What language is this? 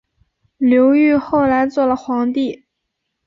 Chinese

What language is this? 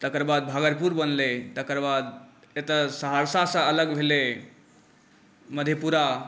Maithili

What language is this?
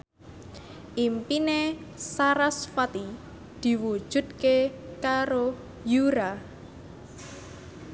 Javanese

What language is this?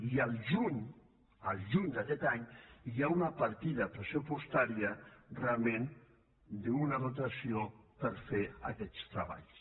Catalan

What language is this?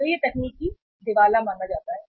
Hindi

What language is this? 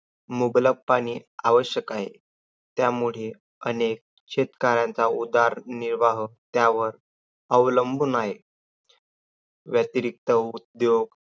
Marathi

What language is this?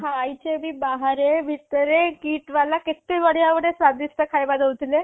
Odia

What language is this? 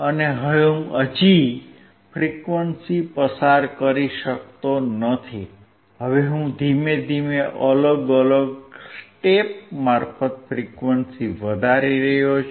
Gujarati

